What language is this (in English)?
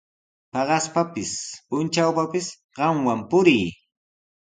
Sihuas Ancash Quechua